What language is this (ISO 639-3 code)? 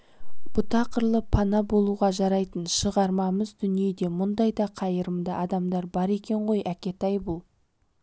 kaz